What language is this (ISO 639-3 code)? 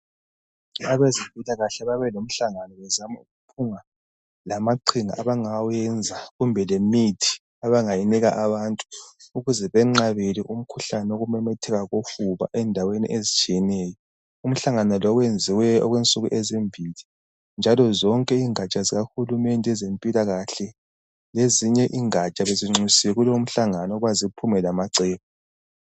nde